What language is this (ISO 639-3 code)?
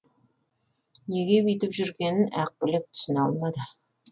kaz